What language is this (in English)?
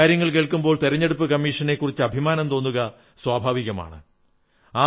Malayalam